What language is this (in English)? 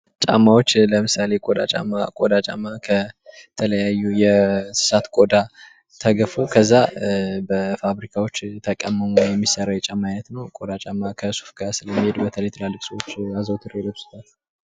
Amharic